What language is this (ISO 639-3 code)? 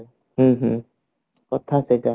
ori